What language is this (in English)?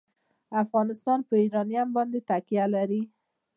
Pashto